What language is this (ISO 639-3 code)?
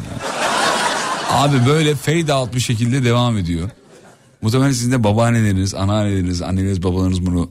tur